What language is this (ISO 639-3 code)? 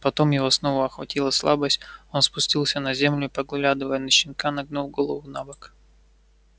rus